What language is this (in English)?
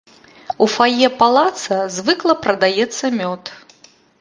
Belarusian